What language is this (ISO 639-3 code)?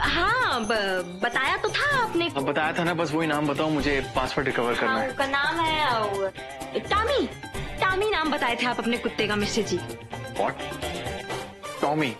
hin